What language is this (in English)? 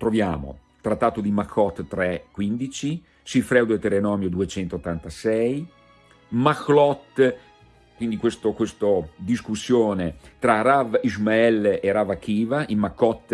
Italian